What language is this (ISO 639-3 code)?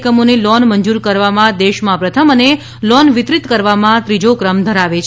guj